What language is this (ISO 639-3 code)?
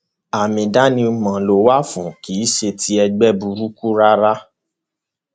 yor